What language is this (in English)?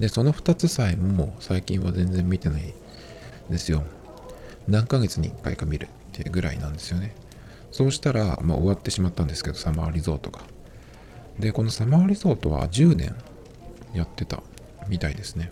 Japanese